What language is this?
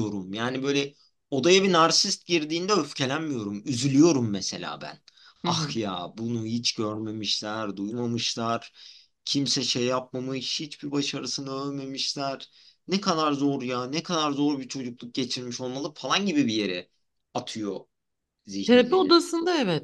Turkish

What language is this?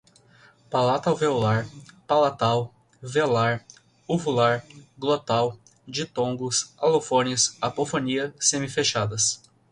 Portuguese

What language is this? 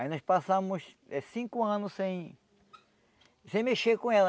Portuguese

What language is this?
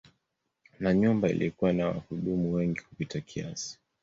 Swahili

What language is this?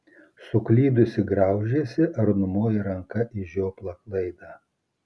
Lithuanian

